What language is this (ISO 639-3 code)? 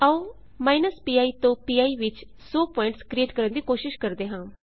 pan